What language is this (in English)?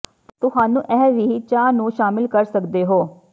Punjabi